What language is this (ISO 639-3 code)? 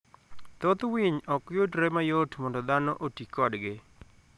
luo